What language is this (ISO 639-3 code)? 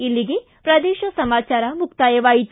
kan